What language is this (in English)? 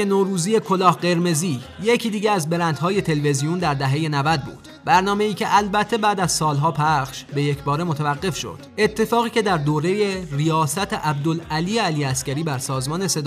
Persian